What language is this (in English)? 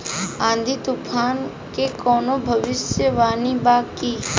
Bhojpuri